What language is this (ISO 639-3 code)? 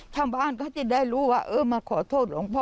tha